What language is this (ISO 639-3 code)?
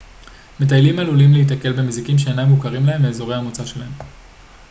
heb